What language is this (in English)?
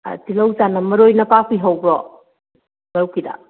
Manipuri